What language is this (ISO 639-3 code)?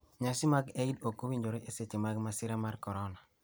luo